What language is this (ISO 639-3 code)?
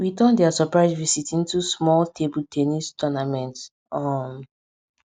pcm